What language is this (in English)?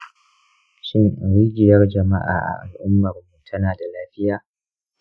Hausa